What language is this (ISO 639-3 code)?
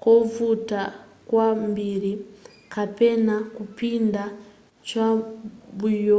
nya